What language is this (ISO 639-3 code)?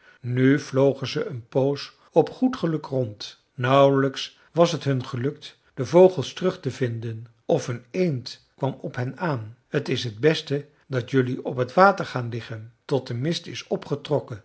nld